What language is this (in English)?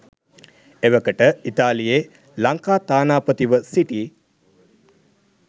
Sinhala